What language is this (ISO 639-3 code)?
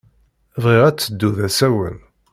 kab